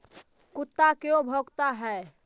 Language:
Magahi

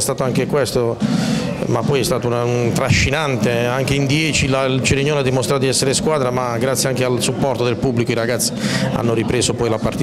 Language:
Italian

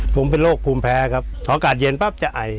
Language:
Thai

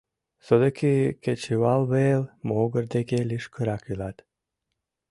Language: Mari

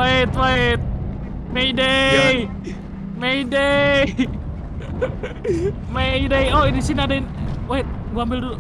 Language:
Indonesian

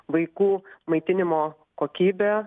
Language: Lithuanian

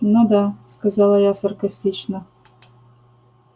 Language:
Russian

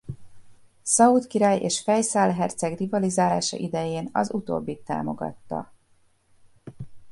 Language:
Hungarian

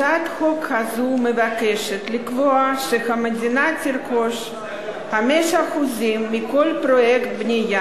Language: Hebrew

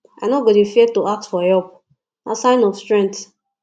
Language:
Nigerian Pidgin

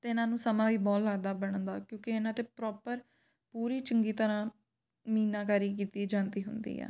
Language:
Punjabi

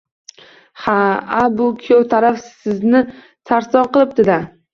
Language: Uzbek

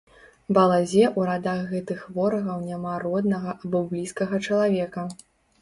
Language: Belarusian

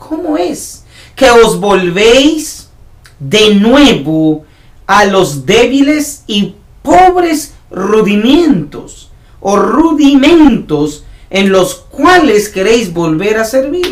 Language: Spanish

